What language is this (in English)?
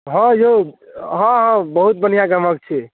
Maithili